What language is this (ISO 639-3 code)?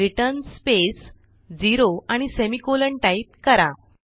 mar